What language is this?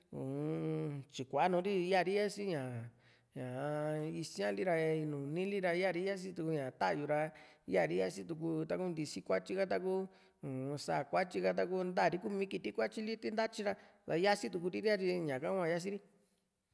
Juxtlahuaca Mixtec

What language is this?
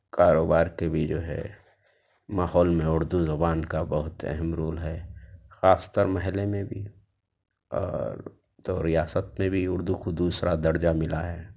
Urdu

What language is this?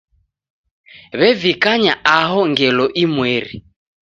Taita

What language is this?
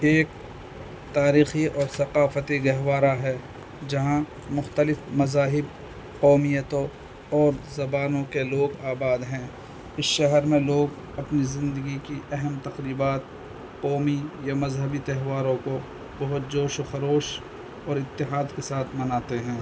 Urdu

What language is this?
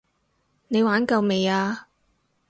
Cantonese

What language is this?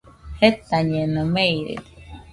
Nüpode Huitoto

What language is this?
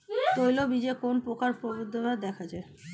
Bangla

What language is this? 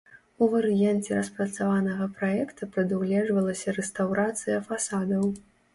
Belarusian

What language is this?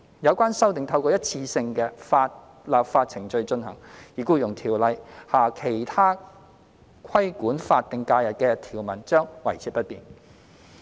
Cantonese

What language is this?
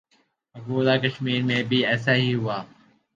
Urdu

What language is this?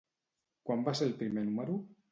Catalan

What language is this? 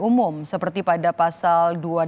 Indonesian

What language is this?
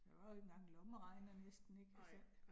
Danish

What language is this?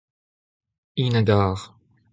Breton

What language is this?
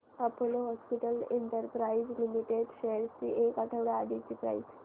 Marathi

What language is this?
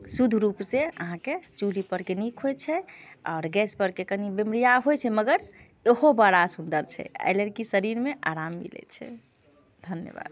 Maithili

